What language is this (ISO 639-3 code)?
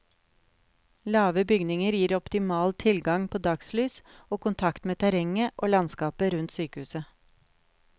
nor